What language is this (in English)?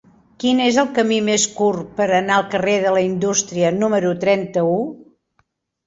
Catalan